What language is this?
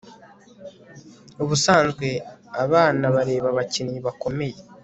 Kinyarwanda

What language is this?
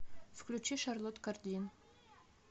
Russian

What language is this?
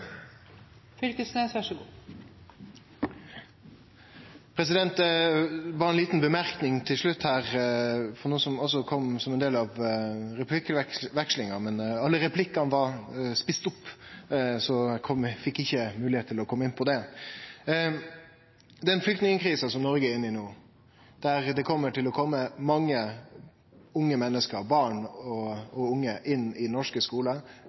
Norwegian Nynorsk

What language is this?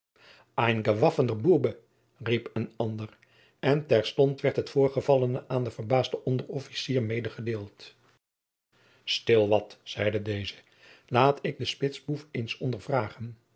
Dutch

